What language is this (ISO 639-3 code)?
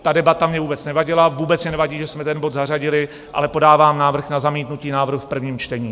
ces